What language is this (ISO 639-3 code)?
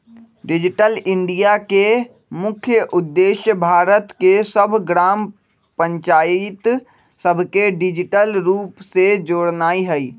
mag